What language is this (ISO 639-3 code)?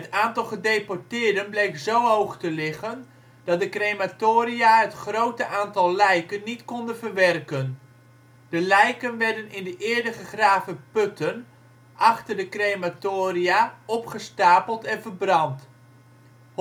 nld